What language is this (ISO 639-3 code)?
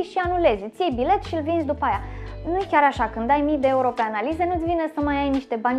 ron